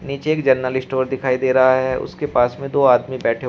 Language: Hindi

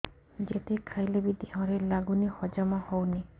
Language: Odia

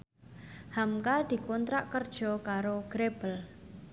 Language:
Javanese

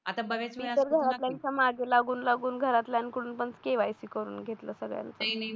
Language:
Marathi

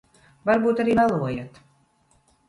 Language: Latvian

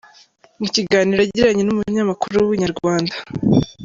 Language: Kinyarwanda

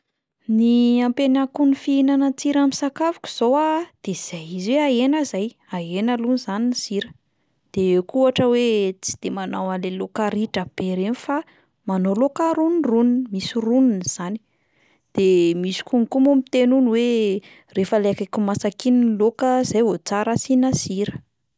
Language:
Malagasy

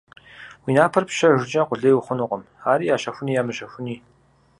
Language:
Kabardian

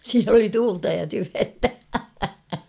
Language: Finnish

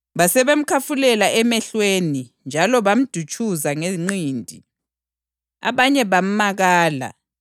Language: North Ndebele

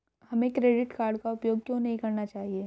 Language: Hindi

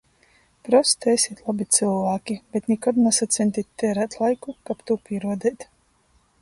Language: Latgalian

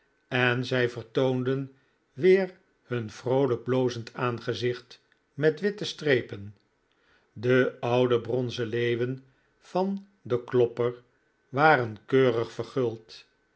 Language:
Dutch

